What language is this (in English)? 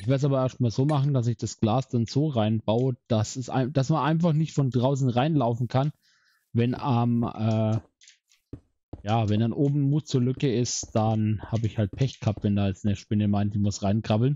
German